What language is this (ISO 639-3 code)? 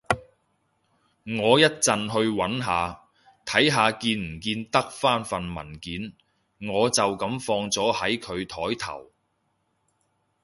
yue